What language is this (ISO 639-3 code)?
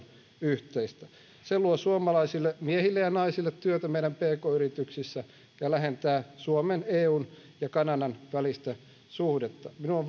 fin